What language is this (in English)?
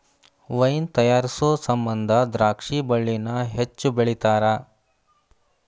Kannada